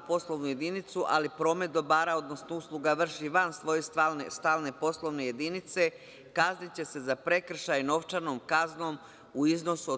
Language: Serbian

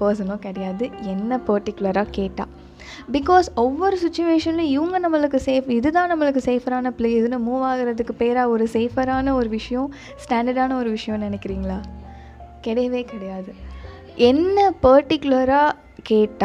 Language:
Tamil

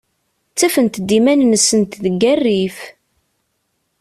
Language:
Kabyle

